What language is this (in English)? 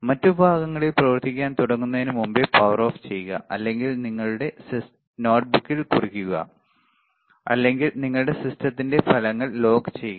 Malayalam